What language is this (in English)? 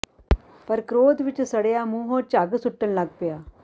Punjabi